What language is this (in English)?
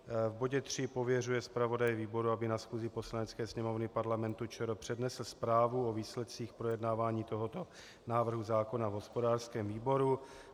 Czech